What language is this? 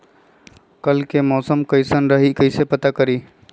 Magahi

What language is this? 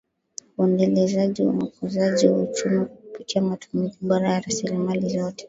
Swahili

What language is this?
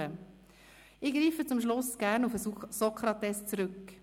Swiss German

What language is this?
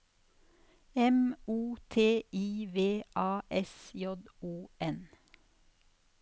Norwegian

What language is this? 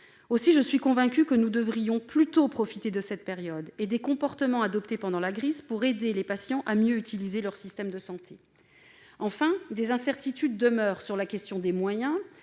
French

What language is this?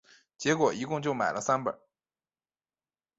Chinese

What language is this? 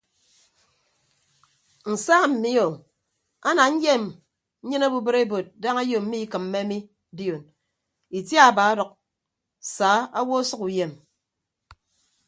Ibibio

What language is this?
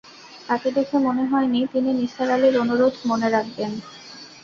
Bangla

